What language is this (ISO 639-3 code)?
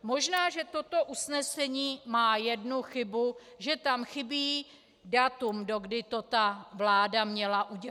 ces